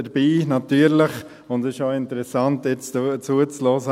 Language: Swiss German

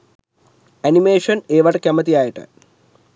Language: Sinhala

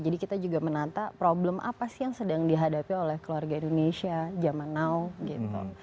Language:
Indonesian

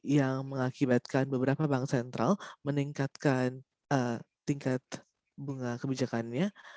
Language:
Indonesian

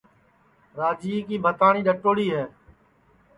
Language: Sansi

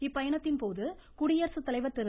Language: Tamil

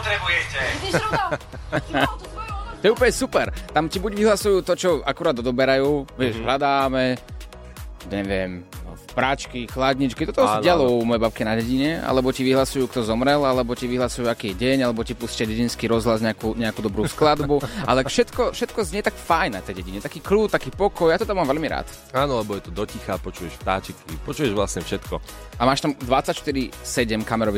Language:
Slovak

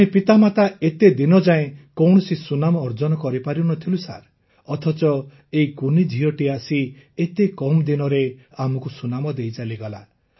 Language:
Odia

